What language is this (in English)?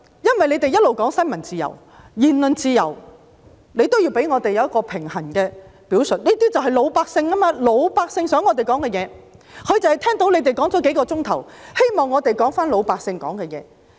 Cantonese